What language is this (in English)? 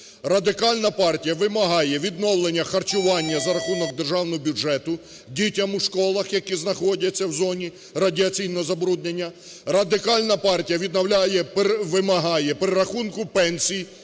Ukrainian